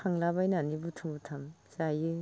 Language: Bodo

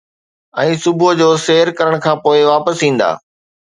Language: Sindhi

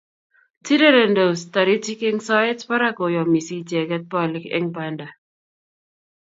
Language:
Kalenjin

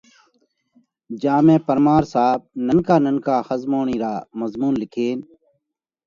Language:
Parkari Koli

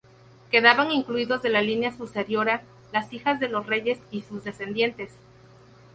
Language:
Spanish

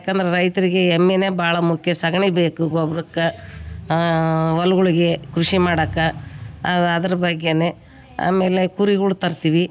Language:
Kannada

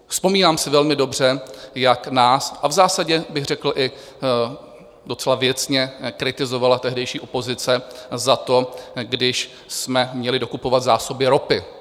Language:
Czech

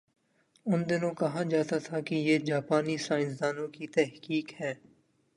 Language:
Urdu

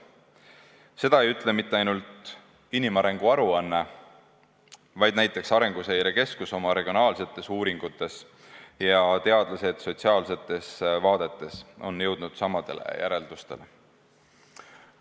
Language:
Estonian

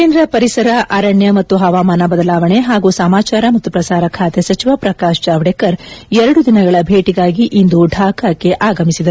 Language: Kannada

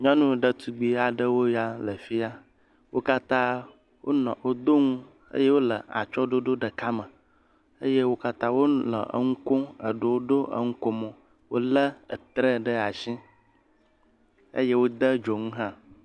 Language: Ewe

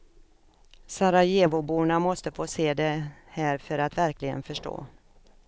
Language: Swedish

